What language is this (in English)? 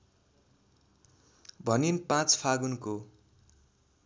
Nepali